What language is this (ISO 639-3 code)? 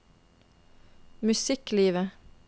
nor